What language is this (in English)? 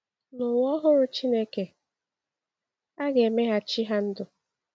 Igbo